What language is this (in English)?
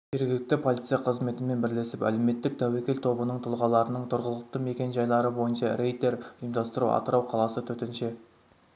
Kazakh